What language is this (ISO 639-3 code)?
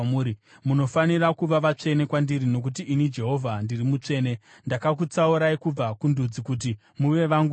sna